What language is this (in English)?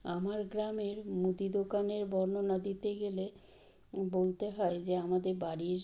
Bangla